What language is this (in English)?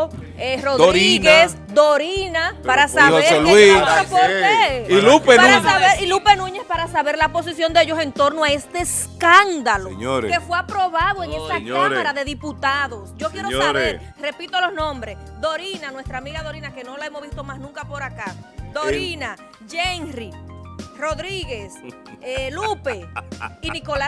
Spanish